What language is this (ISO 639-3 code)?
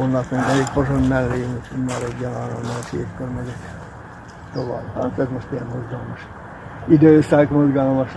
hun